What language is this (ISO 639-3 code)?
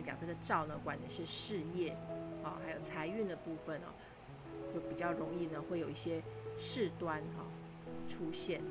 zho